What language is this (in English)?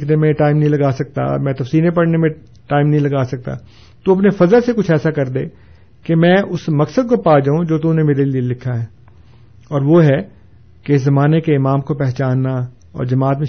Urdu